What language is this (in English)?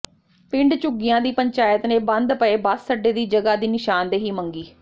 Punjabi